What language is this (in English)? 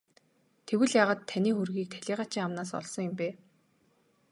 Mongolian